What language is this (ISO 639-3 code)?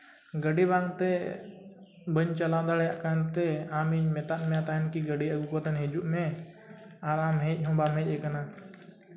sat